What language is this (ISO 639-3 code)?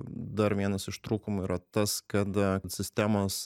lit